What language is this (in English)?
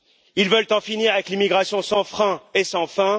French